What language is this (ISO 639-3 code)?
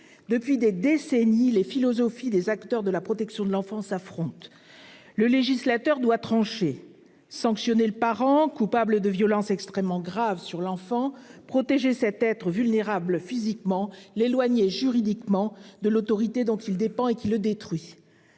fra